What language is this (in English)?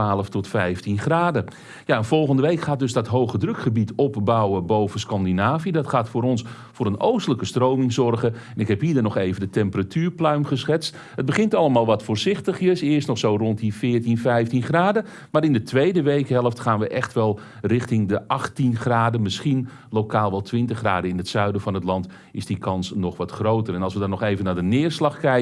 Dutch